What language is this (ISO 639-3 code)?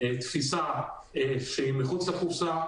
heb